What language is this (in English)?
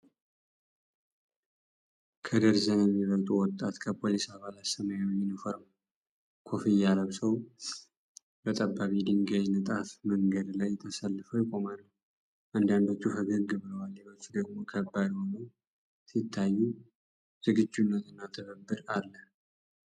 Amharic